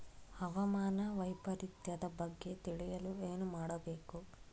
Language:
Kannada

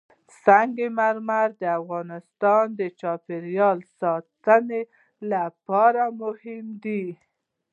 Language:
Pashto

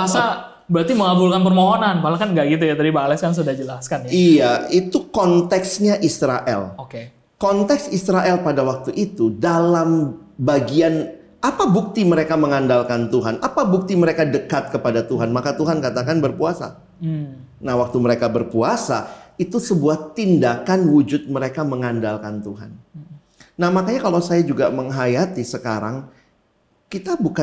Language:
Indonesian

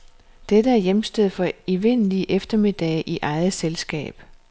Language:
Danish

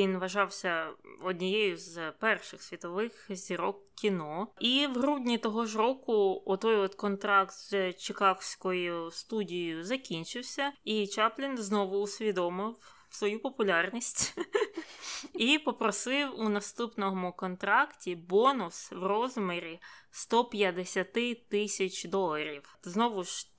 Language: Ukrainian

